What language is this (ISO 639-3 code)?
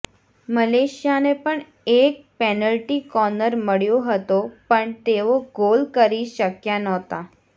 guj